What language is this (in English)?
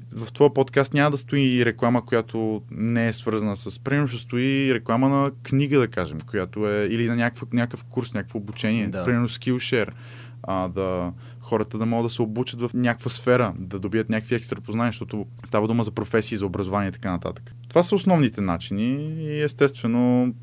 Bulgarian